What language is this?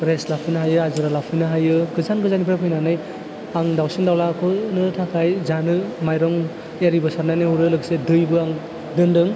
Bodo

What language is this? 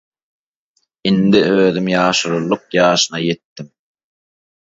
Turkmen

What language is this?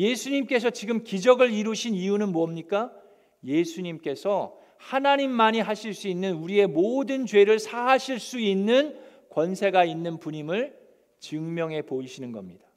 Korean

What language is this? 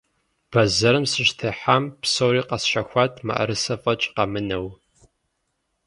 Kabardian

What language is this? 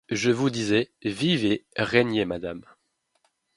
French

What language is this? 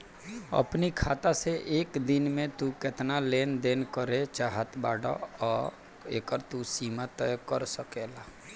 Bhojpuri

